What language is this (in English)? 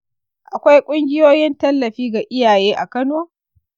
Hausa